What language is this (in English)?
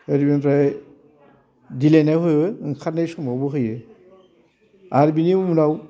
Bodo